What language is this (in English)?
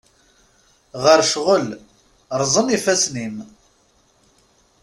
Kabyle